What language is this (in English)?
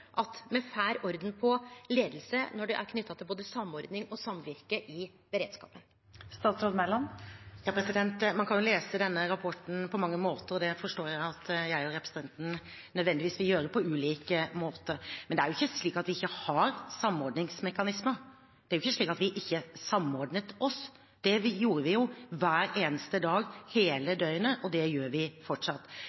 Norwegian